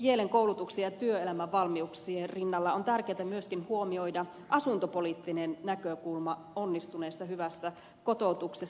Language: Finnish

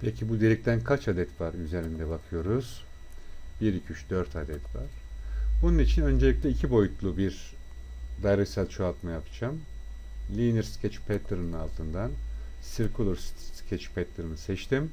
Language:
Turkish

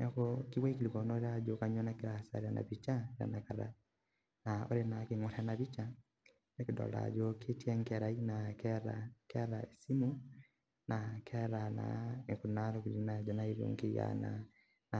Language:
Masai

